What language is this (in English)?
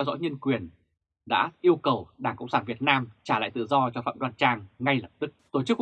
Vietnamese